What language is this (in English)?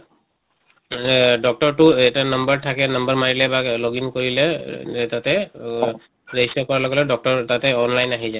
Assamese